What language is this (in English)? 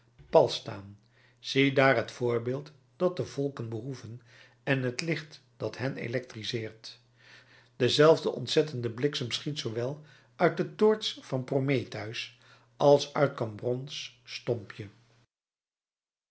Dutch